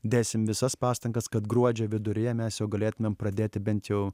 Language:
Lithuanian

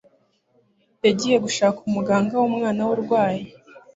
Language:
Kinyarwanda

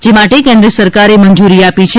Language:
Gujarati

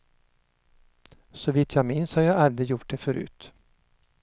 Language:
Swedish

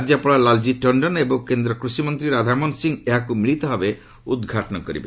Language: Odia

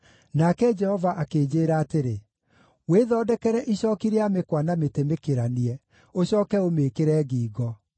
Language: Kikuyu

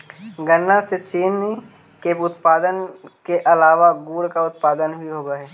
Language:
Magahi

